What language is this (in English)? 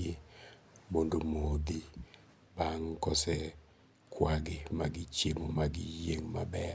Luo (Kenya and Tanzania)